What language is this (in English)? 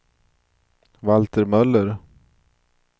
Swedish